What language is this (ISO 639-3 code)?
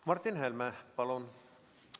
est